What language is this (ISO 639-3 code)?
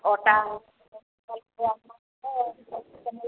ori